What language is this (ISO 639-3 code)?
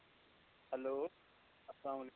kas